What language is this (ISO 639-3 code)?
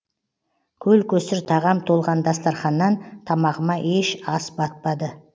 kaz